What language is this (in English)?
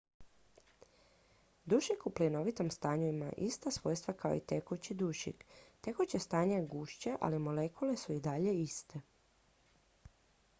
Croatian